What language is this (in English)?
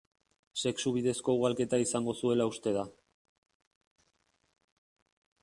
Basque